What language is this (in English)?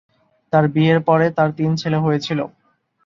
Bangla